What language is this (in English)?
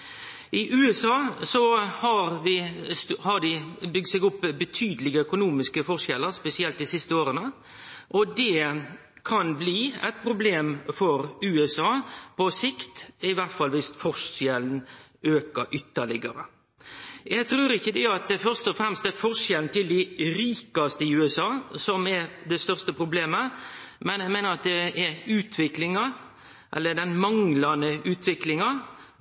Norwegian Nynorsk